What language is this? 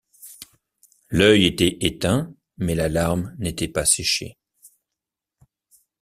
French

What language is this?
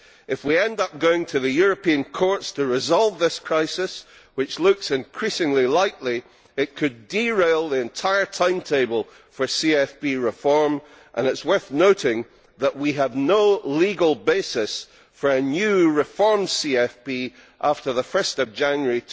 English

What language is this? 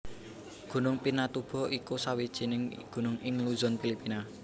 Javanese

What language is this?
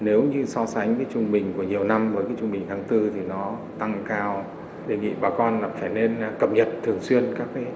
Vietnamese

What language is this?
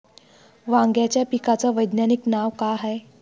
Marathi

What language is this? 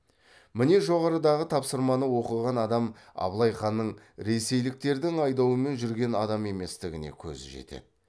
Kazakh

